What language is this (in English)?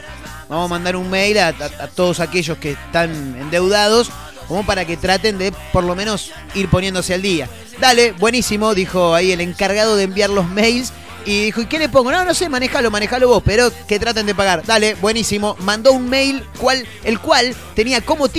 Spanish